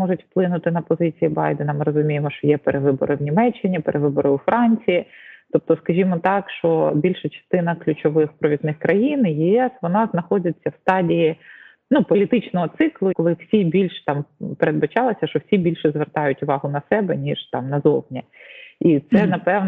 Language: Ukrainian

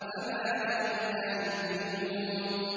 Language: Arabic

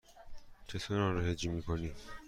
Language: Persian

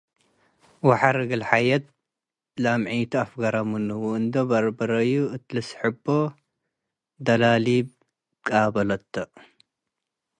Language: Tigre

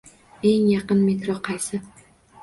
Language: Uzbek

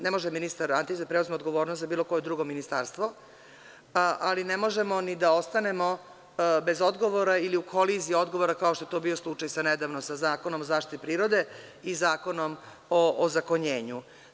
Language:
Serbian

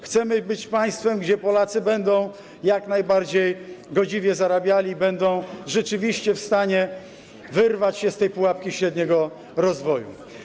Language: Polish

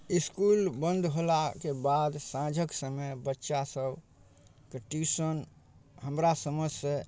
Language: Maithili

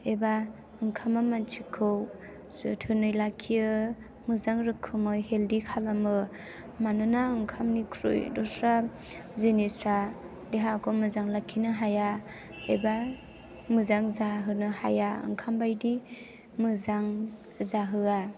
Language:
Bodo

